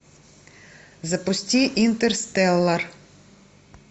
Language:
Russian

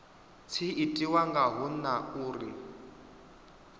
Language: Venda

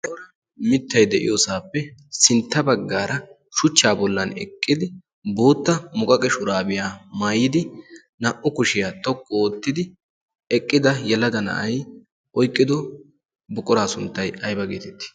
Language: Wolaytta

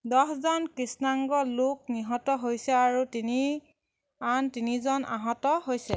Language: Assamese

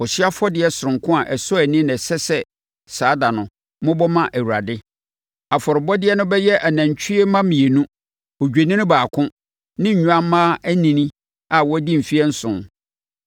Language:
Akan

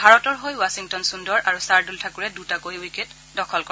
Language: Assamese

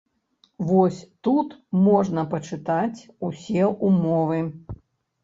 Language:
Belarusian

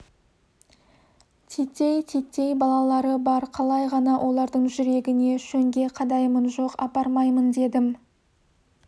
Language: Kazakh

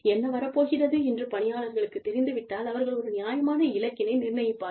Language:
Tamil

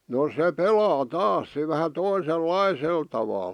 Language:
Finnish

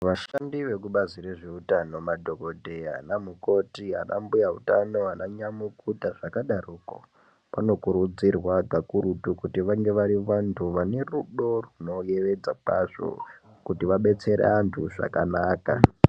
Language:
Ndau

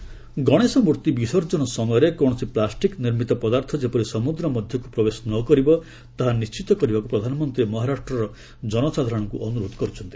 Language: Odia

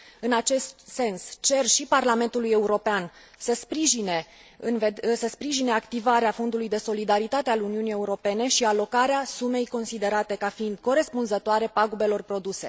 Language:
Romanian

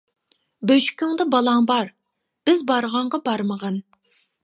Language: Uyghur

